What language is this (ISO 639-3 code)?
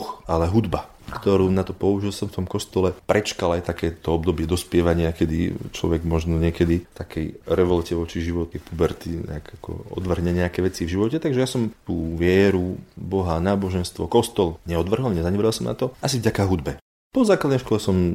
slk